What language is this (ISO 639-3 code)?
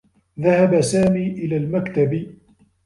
ara